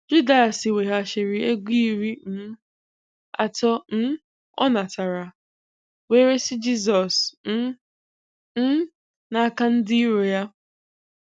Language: Igbo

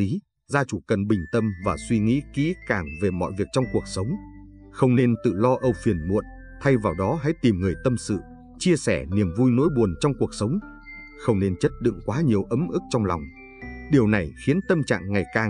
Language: Vietnamese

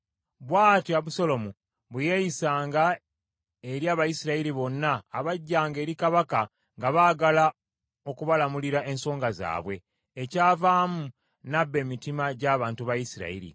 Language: Ganda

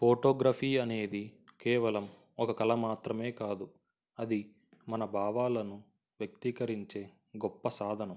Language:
Telugu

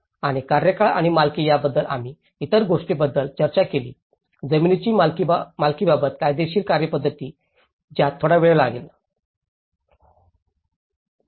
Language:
Marathi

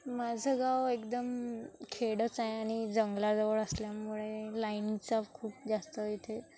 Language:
Marathi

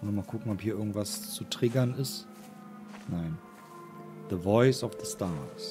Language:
German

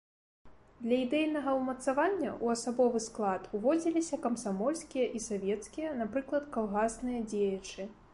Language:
Belarusian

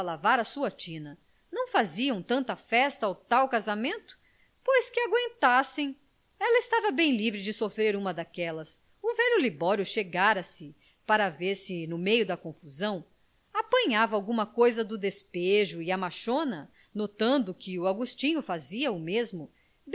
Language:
Portuguese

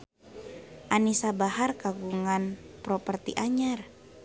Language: Sundanese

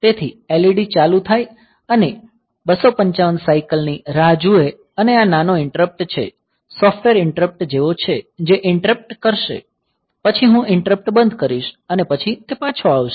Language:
Gujarati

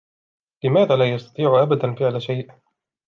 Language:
Arabic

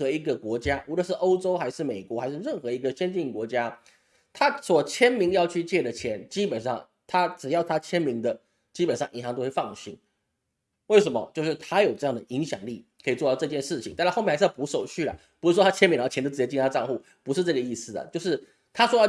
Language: Chinese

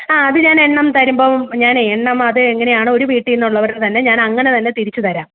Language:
Malayalam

